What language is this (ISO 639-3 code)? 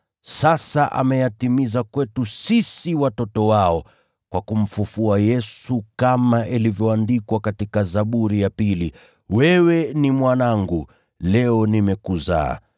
swa